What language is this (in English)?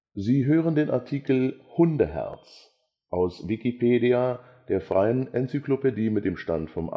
German